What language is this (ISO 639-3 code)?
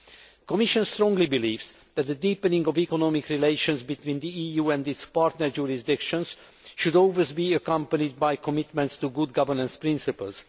eng